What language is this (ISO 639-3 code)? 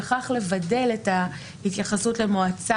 heb